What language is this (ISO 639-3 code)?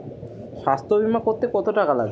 ben